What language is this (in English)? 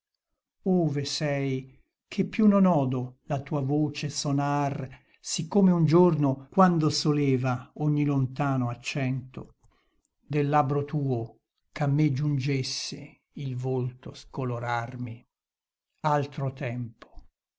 Italian